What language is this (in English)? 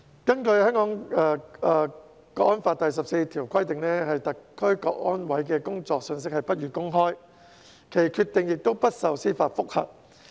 Cantonese